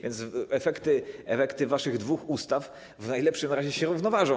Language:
Polish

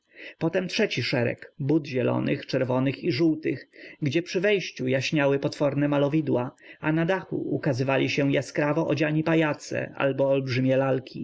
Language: Polish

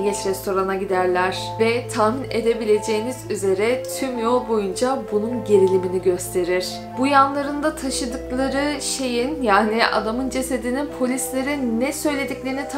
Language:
Turkish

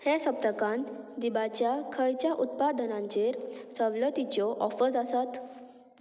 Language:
Konkani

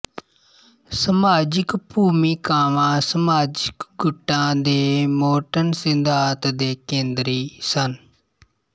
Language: Punjabi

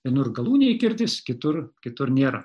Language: Lithuanian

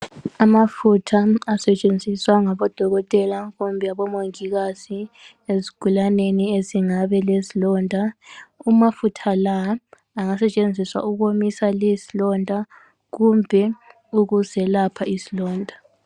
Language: North Ndebele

